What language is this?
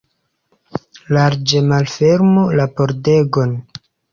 Esperanto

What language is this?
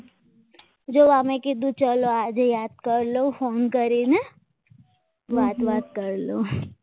Gujarati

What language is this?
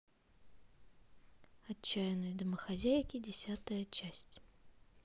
Russian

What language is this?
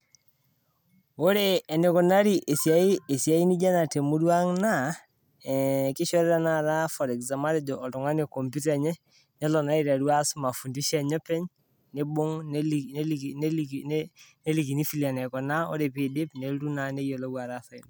Masai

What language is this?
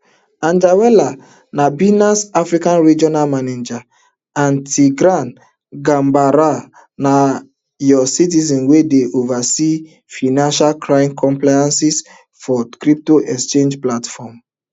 Nigerian Pidgin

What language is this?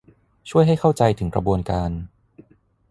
Thai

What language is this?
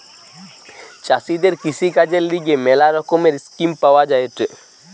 Bangla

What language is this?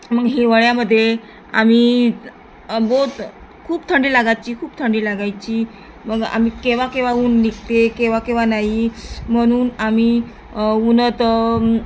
Marathi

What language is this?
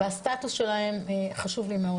Hebrew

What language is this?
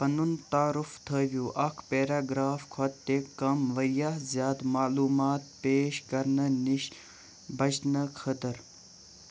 Kashmiri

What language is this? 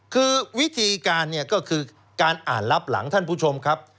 Thai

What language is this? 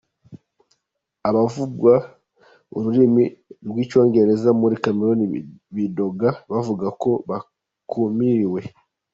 Kinyarwanda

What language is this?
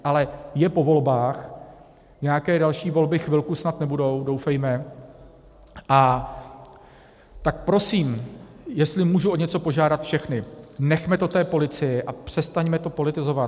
Czech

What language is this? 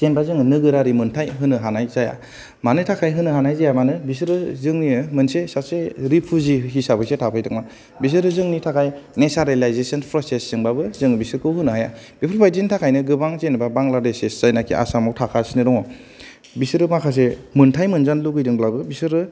Bodo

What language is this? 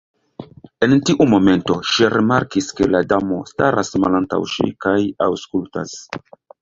Esperanto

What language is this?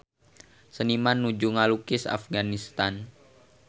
Sundanese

